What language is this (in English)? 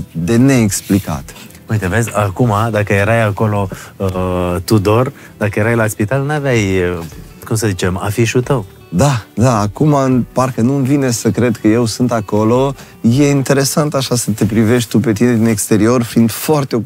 Romanian